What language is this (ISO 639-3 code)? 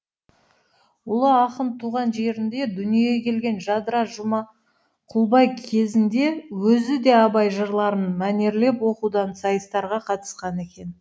kaz